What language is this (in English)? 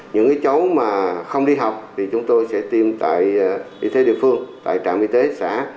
Vietnamese